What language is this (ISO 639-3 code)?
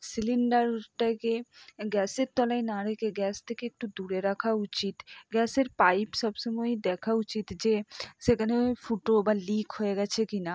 ben